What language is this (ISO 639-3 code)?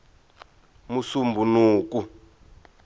tso